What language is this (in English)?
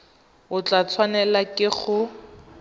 Tswana